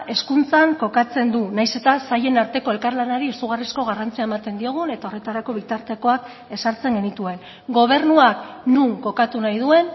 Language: Basque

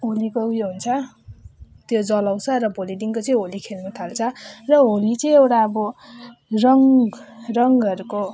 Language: Nepali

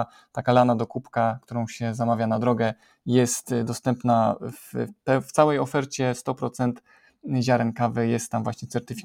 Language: Polish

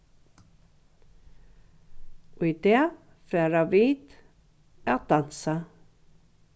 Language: Faroese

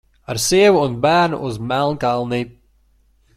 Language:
Latvian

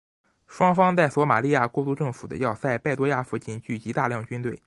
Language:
Chinese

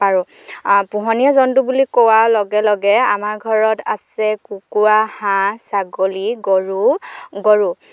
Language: Assamese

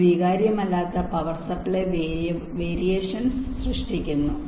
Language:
Malayalam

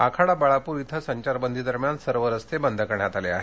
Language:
Marathi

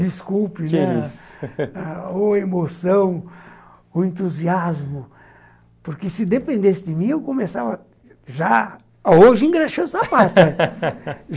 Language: Portuguese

